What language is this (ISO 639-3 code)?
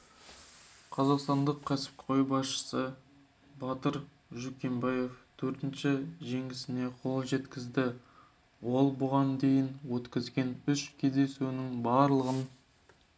kaz